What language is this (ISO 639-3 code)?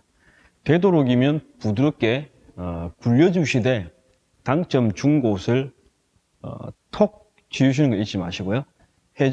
kor